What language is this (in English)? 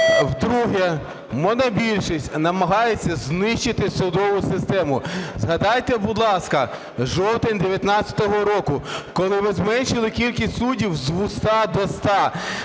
Ukrainian